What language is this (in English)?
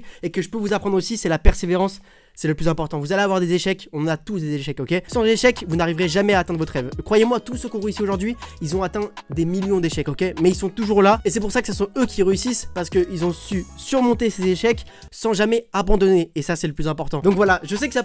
French